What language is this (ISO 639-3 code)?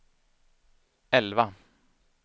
swe